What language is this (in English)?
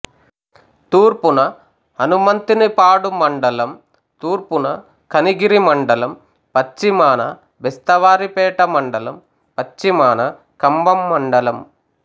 Telugu